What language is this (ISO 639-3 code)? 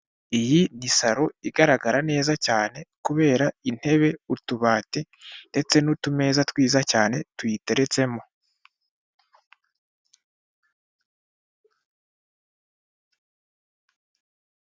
kin